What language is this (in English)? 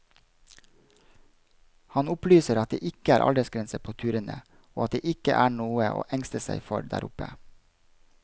Norwegian